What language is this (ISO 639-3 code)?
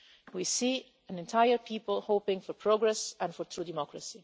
eng